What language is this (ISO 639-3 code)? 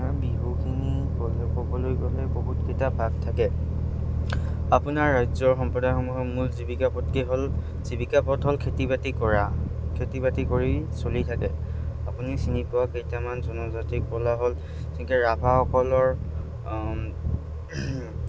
asm